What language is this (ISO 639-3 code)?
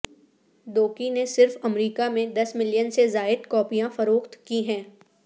urd